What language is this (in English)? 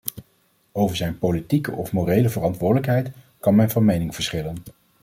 Dutch